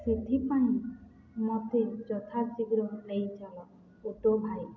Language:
Odia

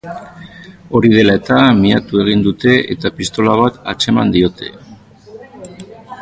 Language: Basque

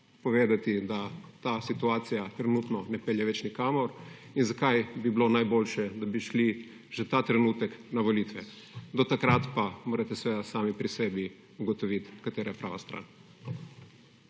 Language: Slovenian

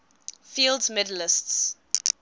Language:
English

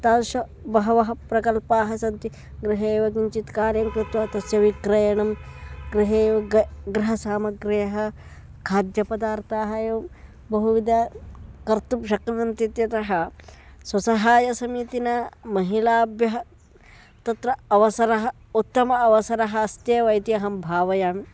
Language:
Sanskrit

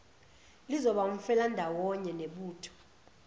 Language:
Zulu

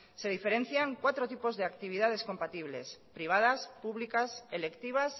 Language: Spanish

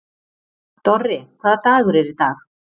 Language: Icelandic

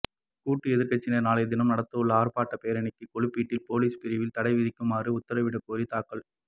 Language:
Tamil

